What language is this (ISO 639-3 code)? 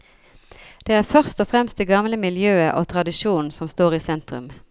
nor